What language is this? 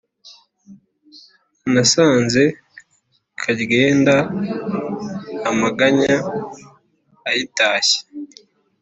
Kinyarwanda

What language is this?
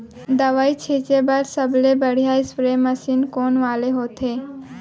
Chhattisgarhi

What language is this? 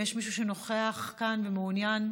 Hebrew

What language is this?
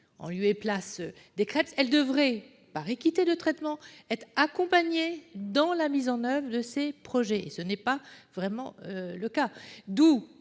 French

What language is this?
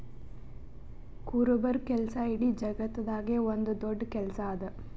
Kannada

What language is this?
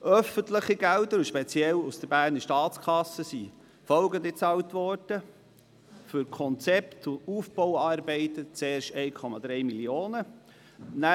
Swiss German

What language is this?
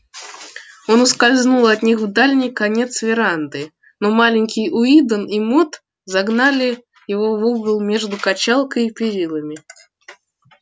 Russian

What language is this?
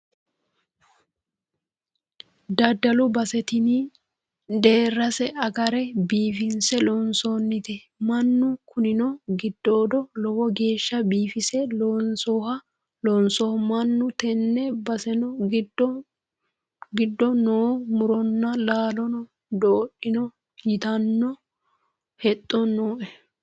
Sidamo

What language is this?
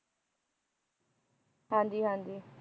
Punjabi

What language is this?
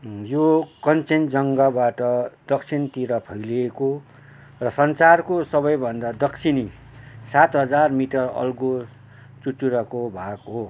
Nepali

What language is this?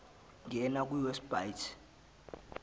Zulu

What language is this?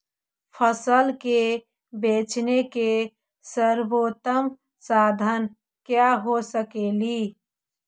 Magahi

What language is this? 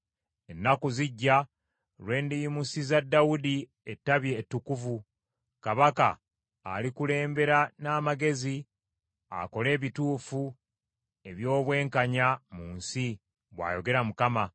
Ganda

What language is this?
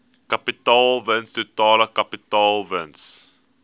Afrikaans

